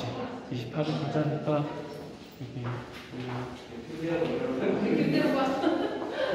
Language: Korean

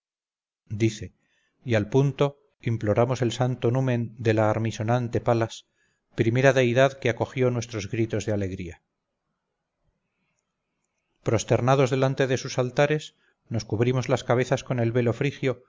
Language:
Spanish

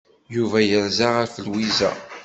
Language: Kabyle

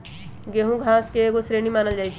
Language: Magahi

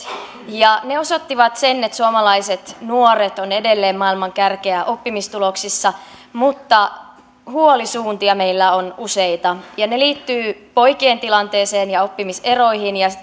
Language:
Finnish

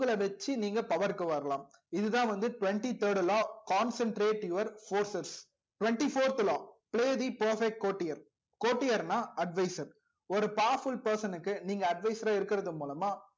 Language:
Tamil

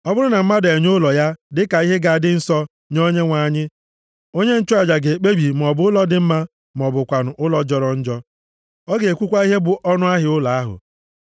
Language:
Igbo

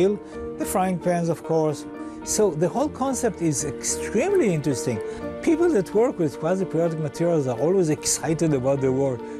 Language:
Czech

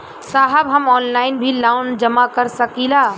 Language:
Bhojpuri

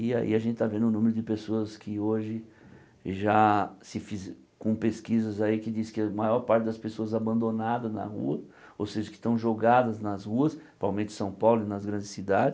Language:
Portuguese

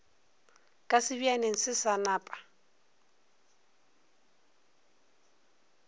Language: Northern Sotho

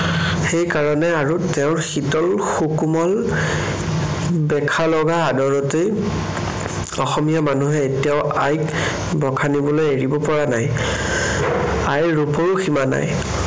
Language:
Assamese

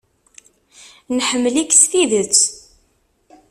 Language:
Kabyle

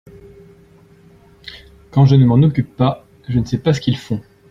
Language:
French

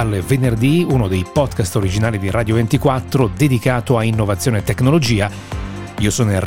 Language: Italian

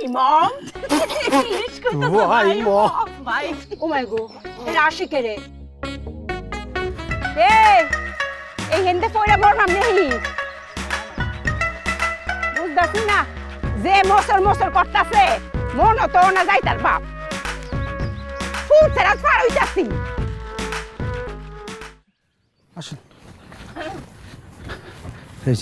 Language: English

